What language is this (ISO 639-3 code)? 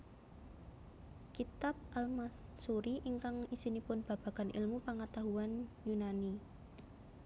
jav